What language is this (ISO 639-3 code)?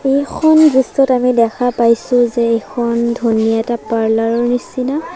asm